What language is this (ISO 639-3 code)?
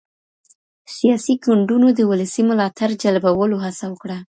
pus